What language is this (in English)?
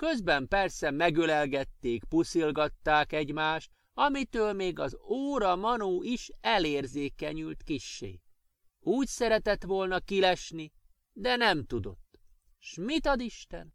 Hungarian